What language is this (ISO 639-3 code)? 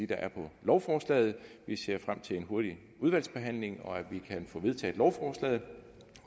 dan